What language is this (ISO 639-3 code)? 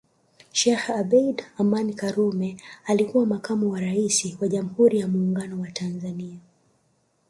swa